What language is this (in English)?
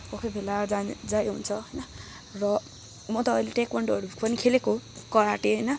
Nepali